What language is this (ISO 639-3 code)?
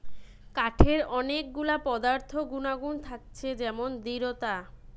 ben